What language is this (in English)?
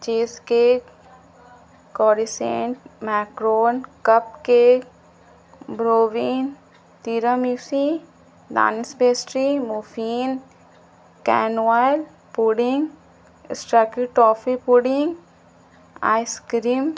Urdu